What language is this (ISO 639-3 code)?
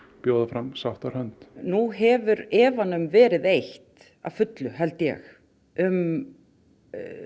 isl